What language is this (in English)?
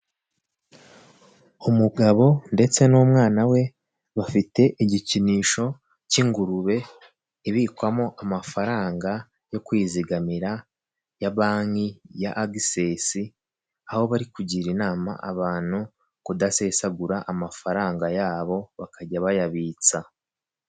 Kinyarwanda